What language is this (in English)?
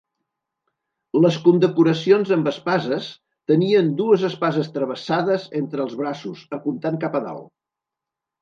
Catalan